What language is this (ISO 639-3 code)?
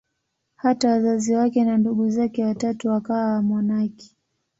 swa